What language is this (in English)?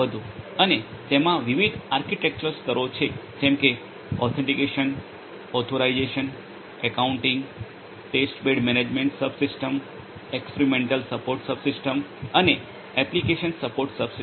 Gujarati